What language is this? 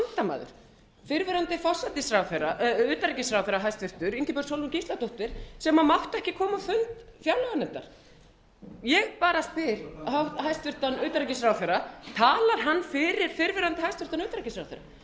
Icelandic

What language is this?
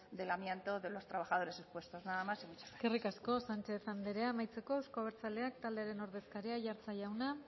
Basque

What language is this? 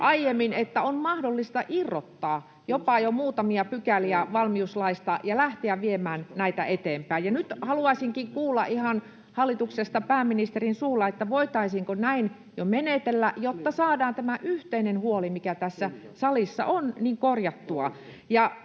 Finnish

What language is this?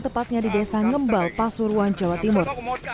Indonesian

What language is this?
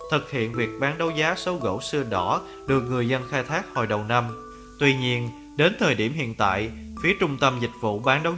Vietnamese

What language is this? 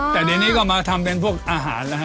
Thai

